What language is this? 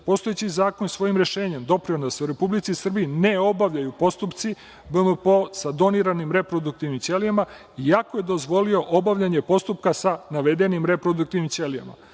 Serbian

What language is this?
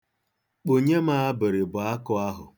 Igbo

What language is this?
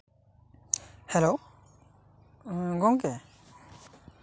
Santali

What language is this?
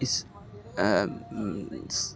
Urdu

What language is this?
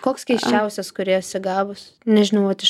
Lithuanian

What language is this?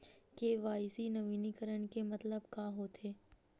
Chhattisgarhi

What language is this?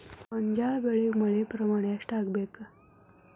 Kannada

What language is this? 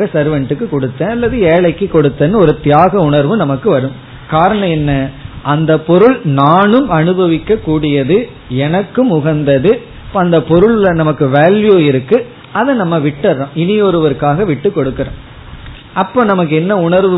Tamil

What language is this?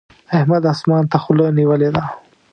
Pashto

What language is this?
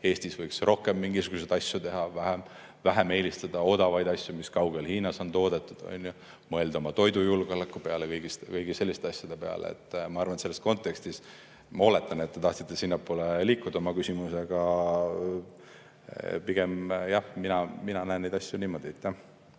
Estonian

